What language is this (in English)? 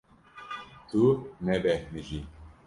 Kurdish